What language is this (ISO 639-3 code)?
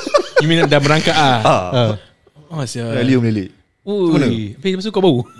msa